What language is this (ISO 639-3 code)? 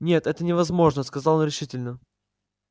rus